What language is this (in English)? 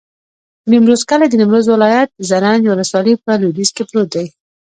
Pashto